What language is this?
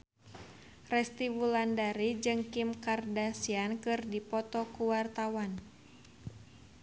Sundanese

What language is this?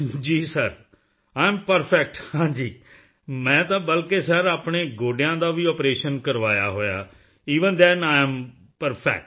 Punjabi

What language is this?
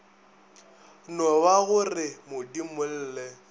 Northern Sotho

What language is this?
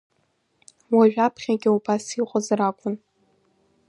Abkhazian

